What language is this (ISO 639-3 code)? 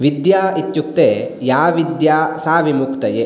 san